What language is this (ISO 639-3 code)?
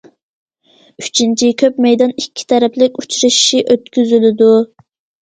uig